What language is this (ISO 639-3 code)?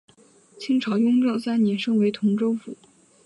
zho